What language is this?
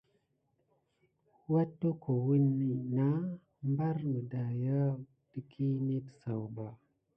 Gidar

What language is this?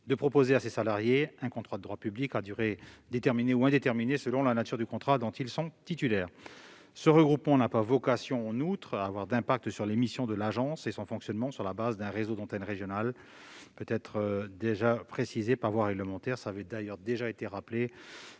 French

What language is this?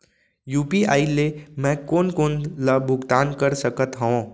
Chhattisgarhi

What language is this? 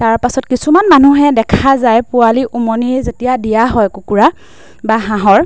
Assamese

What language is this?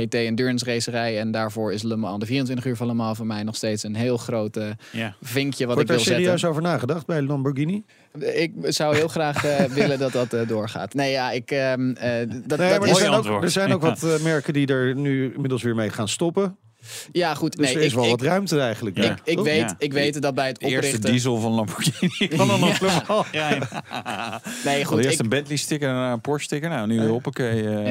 Dutch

